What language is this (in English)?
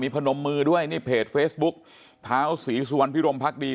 Thai